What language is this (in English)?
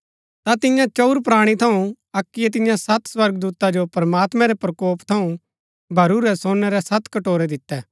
Gaddi